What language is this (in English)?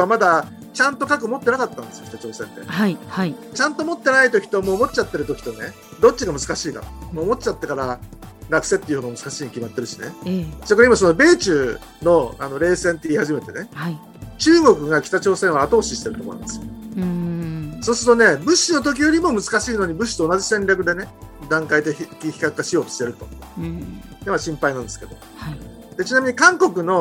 Japanese